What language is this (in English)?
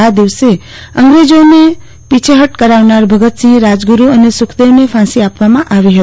Gujarati